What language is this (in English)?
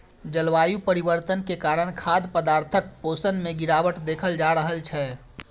Maithili